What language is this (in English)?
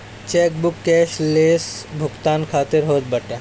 Bhojpuri